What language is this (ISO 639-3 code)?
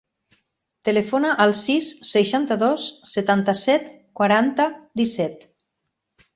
cat